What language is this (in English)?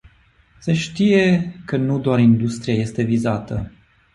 Romanian